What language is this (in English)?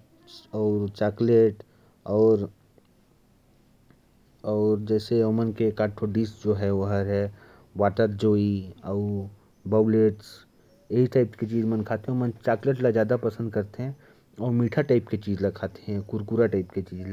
Korwa